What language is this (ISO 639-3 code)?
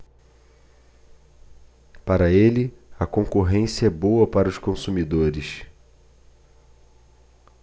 por